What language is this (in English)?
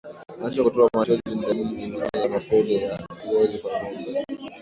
Swahili